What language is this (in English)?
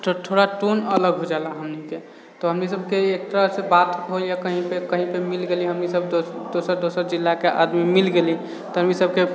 Maithili